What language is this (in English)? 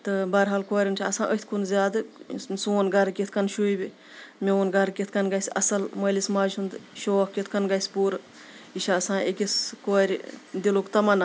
Kashmiri